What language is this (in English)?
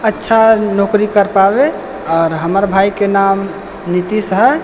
Maithili